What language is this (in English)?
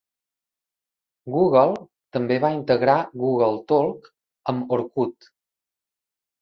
Catalan